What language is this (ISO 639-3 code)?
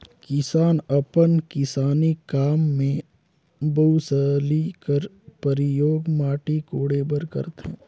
hne